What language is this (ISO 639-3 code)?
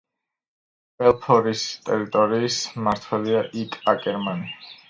kat